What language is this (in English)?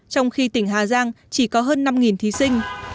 Vietnamese